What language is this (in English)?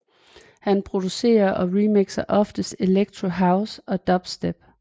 Danish